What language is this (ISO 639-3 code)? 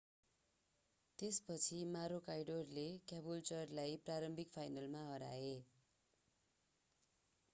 nep